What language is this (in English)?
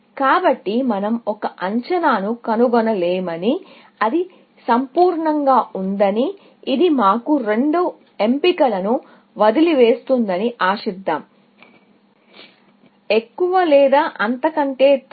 Telugu